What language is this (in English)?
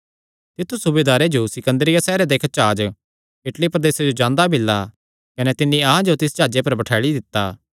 Kangri